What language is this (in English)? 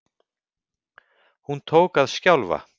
Icelandic